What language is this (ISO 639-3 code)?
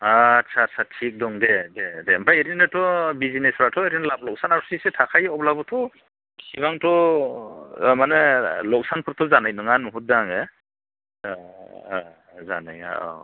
brx